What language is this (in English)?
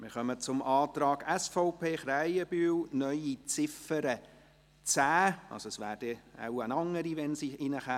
Swiss German